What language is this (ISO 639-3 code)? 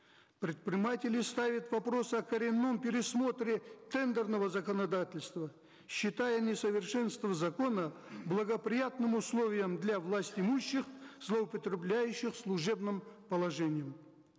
kaz